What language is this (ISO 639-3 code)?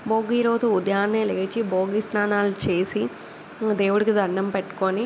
tel